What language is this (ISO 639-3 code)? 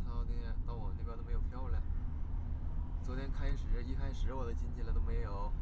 zho